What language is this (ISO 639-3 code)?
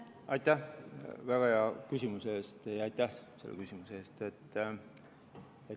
est